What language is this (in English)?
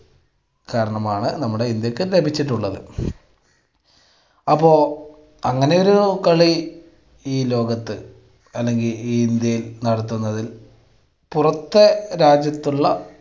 Malayalam